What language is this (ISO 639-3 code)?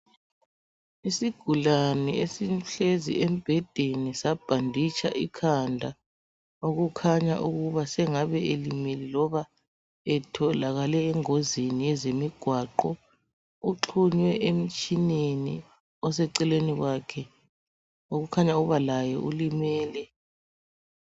nde